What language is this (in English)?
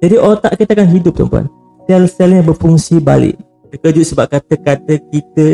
Malay